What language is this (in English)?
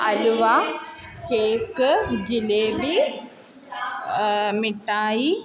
Malayalam